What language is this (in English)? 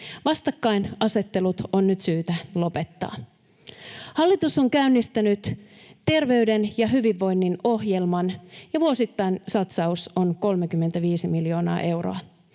Finnish